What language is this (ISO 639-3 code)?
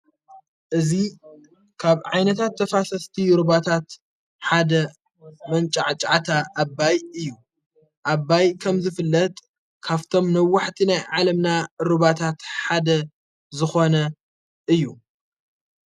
tir